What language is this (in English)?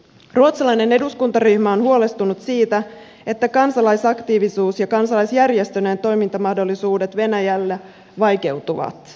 Finnish